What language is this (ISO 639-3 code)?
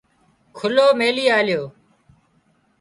kxp